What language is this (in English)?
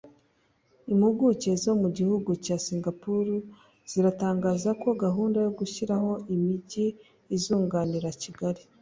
Kinyarwanda